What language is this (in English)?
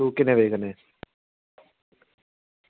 Dogri